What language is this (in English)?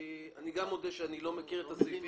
Hebrew